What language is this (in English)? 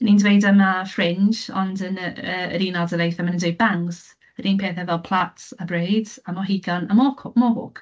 Welsh